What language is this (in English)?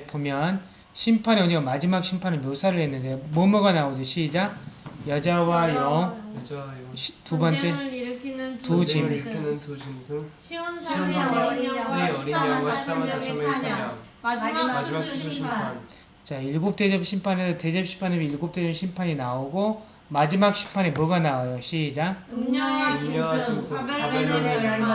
Korean